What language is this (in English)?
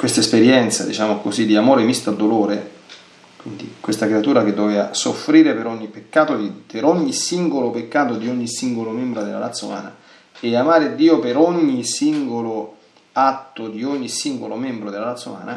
Italian